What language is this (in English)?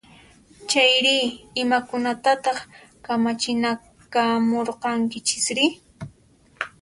Puno Quechua